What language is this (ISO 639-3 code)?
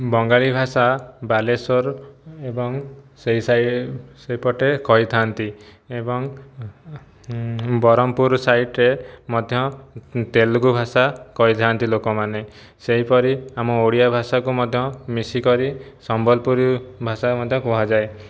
ori